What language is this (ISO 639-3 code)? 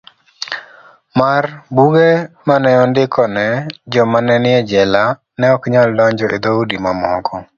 luo